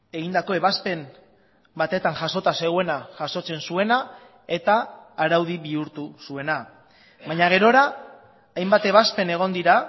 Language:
Basque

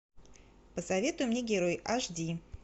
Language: Russian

